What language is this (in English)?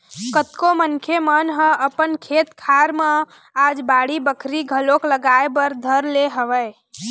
Chhattisgarhi